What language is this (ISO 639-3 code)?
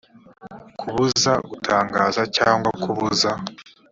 kin